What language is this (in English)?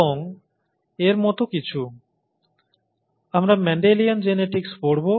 Bangla